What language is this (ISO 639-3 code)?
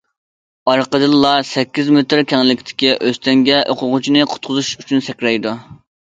uig